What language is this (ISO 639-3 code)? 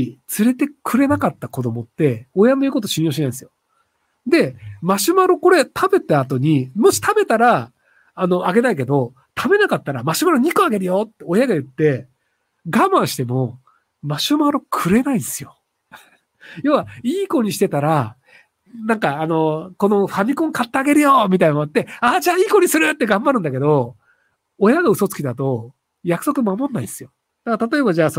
jpn